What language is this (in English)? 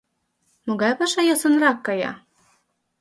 Mari